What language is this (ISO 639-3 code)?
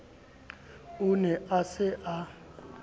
sot